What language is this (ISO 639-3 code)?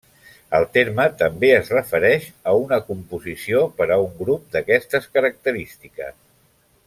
cat